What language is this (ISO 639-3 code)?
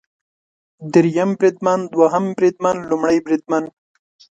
pus